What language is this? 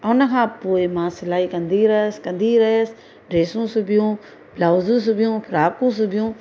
Sindhi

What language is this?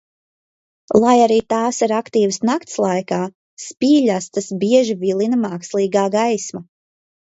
Latvian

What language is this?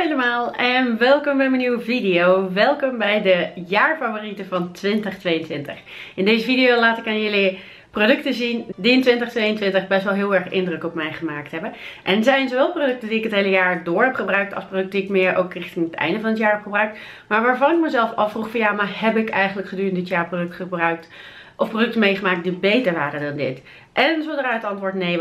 Dutch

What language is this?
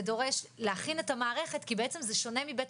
Hebrew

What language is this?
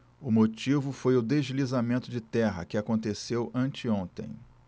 Portuguese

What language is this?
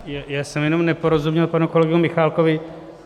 Czech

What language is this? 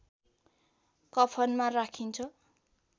Nepali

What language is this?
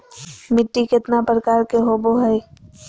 Magahi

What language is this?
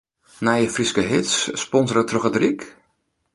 Western Frisian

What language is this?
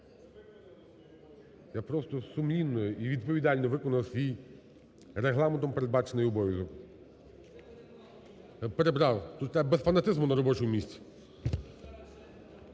Ukrainian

